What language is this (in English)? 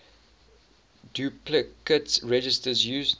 English